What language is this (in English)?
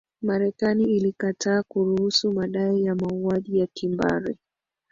Swahili